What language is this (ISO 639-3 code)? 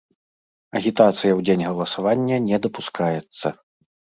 bel